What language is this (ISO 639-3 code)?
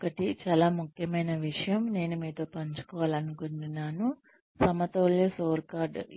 tel